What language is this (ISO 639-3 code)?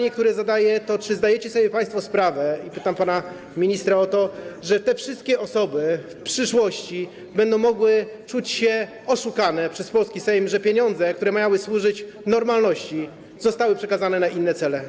pol